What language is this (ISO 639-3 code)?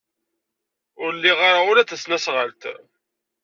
kab